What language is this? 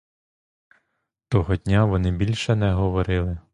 Ukrainian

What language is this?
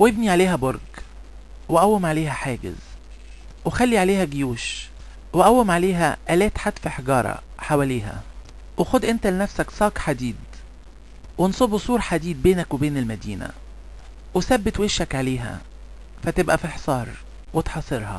Arabic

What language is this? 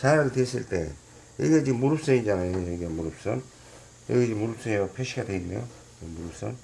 Korean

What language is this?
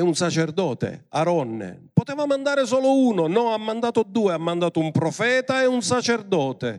Italian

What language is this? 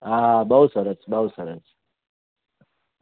Gujarati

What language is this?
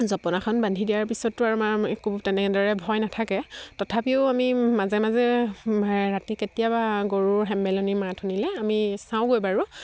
Assamese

